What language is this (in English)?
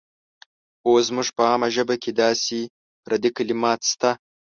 Pashto